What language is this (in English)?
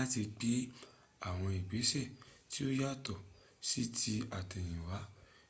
Yoruba